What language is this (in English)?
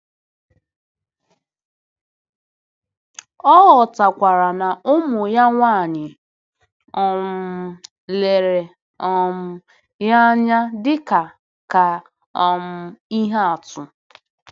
Igbo